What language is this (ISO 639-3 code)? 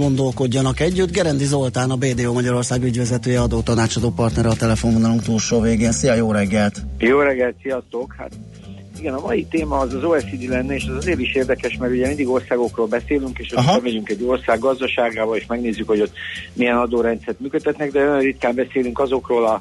hun